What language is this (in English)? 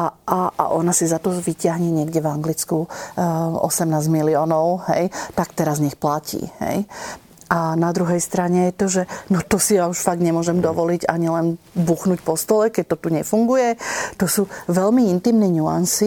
Slovak